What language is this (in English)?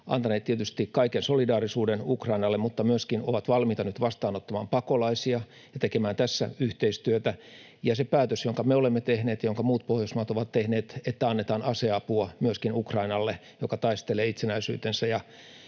Finnish